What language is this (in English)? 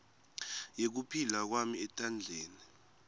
Swati